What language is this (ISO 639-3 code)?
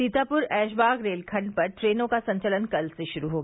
hin